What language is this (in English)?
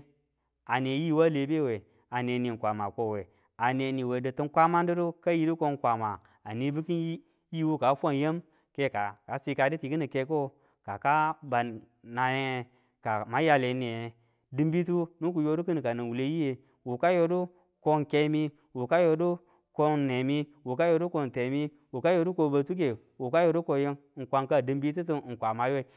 Tula